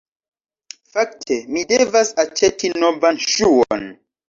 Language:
Esperanto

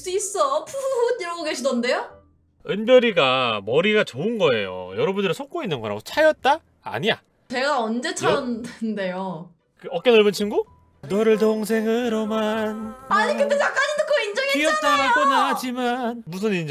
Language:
Korean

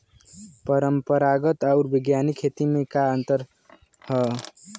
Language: Bhojpuri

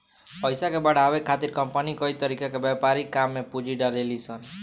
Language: Bhojpuri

